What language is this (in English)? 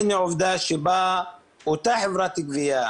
Hebrew